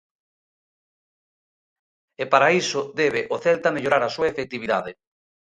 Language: Galician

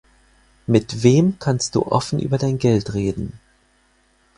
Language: German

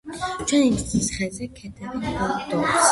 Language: Georgian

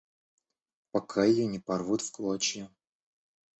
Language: Russian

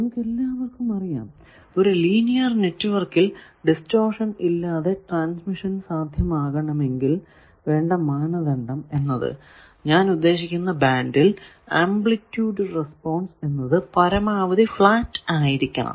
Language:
Malayalam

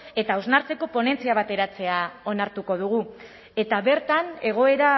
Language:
Basque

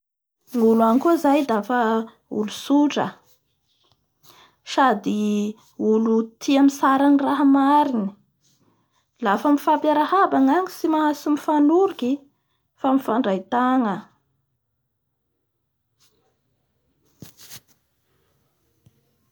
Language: Bara Malagasy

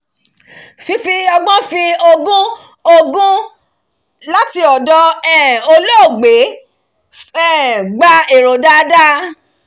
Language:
Yoruba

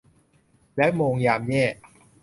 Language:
Thai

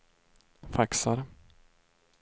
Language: Swedish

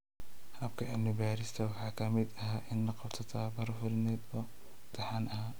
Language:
Somali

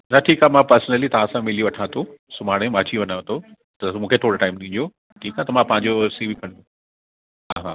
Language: Sindhi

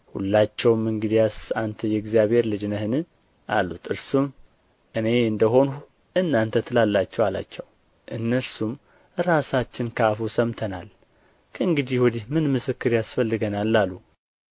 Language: Amharic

